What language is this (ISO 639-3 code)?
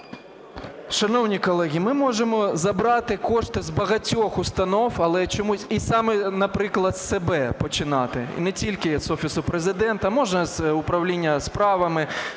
ukr